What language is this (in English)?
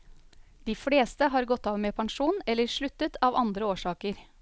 Norwegian